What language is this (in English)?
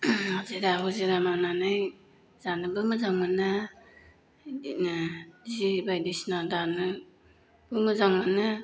Bodo